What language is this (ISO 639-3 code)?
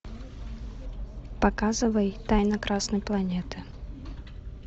rus